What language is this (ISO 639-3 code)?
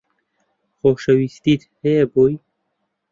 ckb